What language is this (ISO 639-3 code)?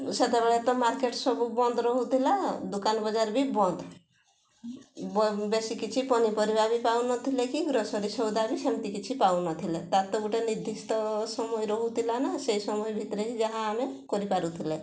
ori